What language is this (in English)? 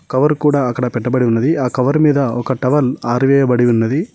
Telugu